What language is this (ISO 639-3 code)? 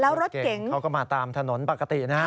tha